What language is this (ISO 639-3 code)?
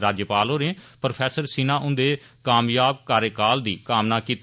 doi